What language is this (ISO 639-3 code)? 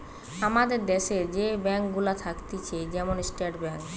ben